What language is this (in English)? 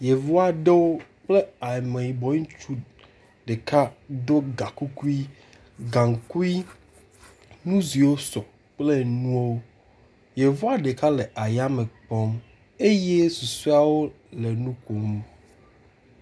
Ewe